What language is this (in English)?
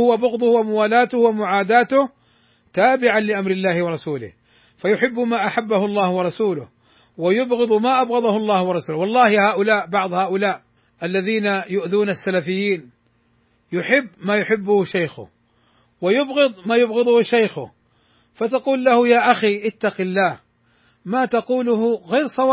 Arabic